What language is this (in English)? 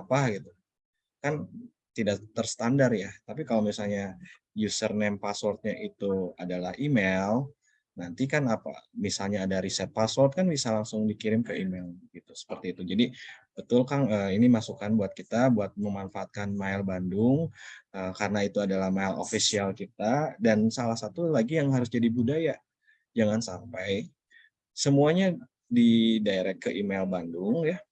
Indonesian